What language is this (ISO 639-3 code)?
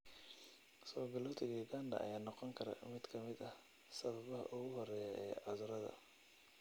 som